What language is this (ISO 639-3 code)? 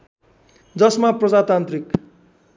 nep